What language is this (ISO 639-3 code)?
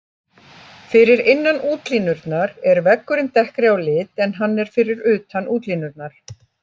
isl